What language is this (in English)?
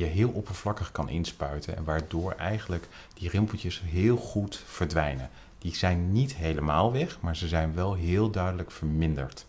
Dutch